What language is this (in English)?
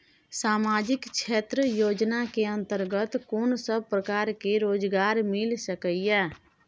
Maithili